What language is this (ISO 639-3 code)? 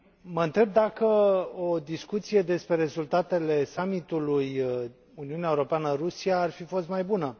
ron